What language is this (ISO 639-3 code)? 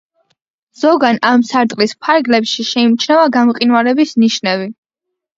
kat